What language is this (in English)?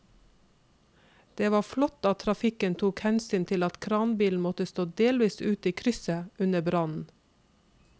Norwegian